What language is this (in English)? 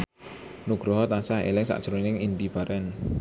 Javanese